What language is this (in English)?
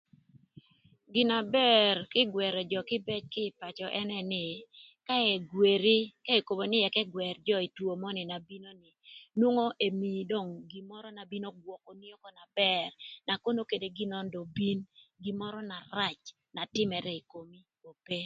Thur